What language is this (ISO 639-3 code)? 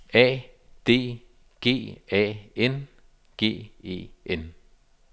dan